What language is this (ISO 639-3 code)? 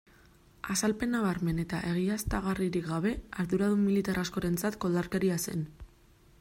eus